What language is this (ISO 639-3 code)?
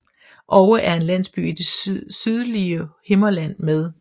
dan